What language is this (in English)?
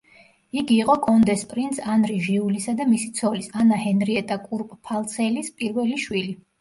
Georgian